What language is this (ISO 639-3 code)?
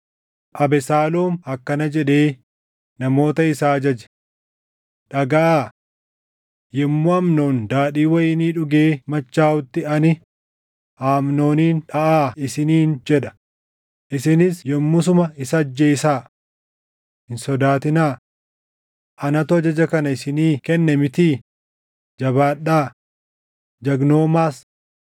orm